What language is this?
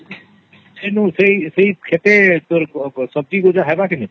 Odia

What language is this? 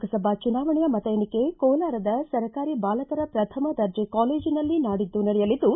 Kannada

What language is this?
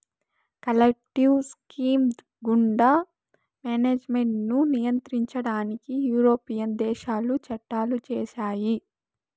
Telugu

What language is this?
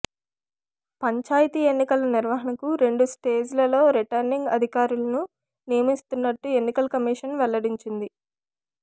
Telugu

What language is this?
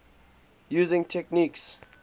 English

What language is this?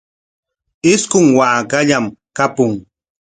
Corongo Ancash Quechua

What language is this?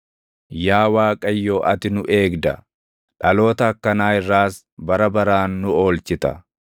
Oromo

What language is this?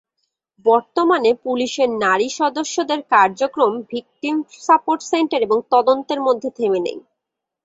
Bangla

